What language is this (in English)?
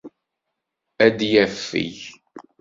Kabyle